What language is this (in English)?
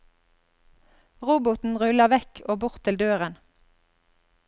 Norwegian